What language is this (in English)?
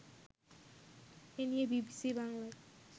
Bangla